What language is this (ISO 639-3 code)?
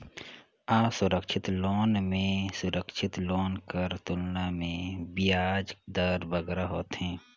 hne